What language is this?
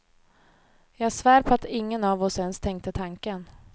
Swedish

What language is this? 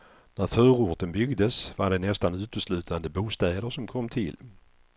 Swedish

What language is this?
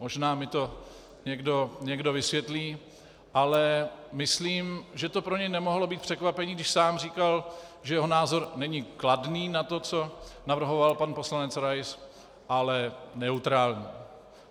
Czech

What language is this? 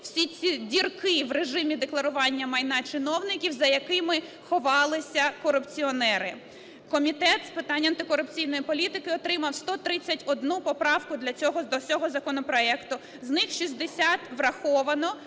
Ukrainian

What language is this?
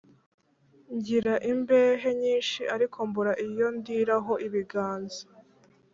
Kinyarwanda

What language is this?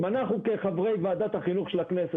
Hebrew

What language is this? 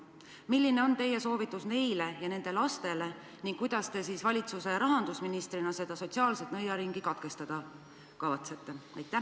Estonian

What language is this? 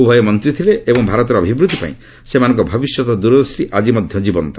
Odia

